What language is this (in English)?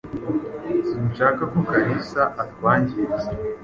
Kinyarwanda